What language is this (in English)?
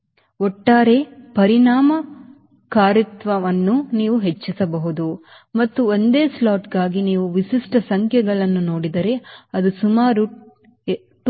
Kannada